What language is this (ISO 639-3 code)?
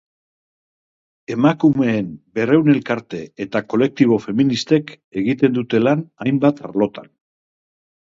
eus